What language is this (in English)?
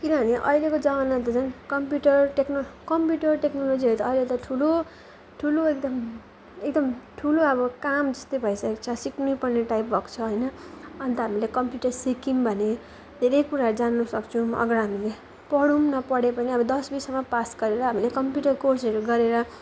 Nepali